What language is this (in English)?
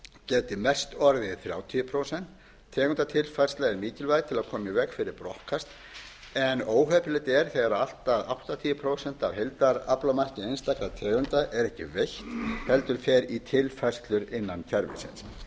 Icelandic